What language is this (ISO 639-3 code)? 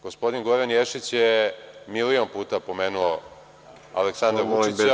srp